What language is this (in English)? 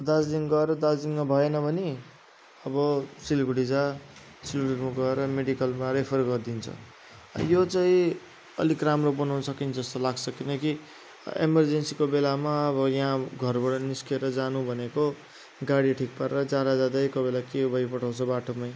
Nepali